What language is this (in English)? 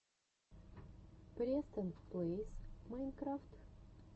Russian